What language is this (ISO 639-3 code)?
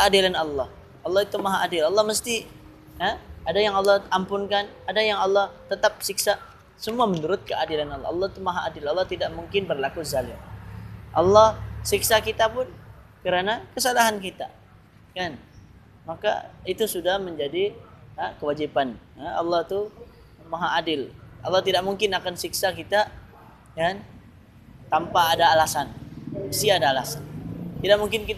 msa